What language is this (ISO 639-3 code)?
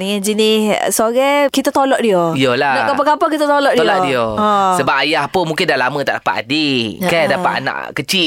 msa